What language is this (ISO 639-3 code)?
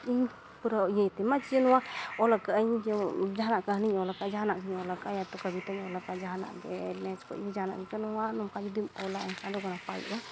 sat